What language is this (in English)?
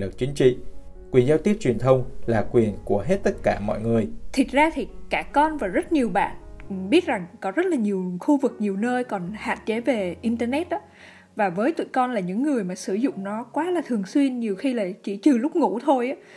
Vietnamese